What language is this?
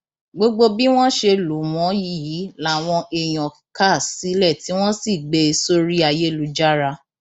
Yoruba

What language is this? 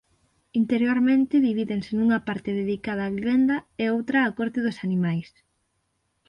Galician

